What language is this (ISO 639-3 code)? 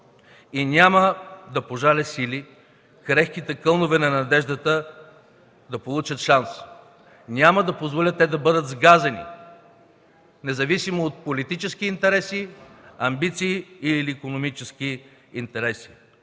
bul